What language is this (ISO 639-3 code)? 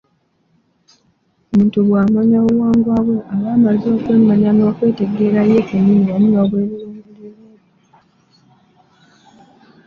lug